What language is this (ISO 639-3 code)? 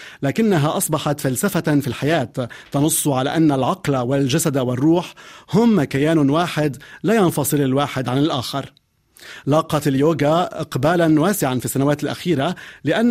ara